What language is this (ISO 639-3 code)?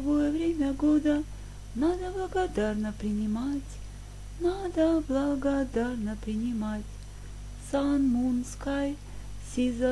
ukr